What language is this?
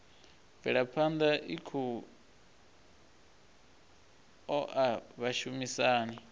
Venda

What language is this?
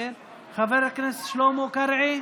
Hebrew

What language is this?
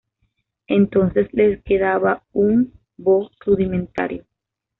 Spanish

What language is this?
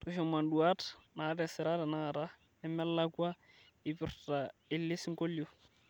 Masai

